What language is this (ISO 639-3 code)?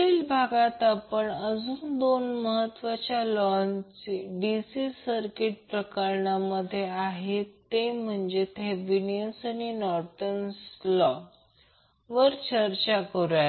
mar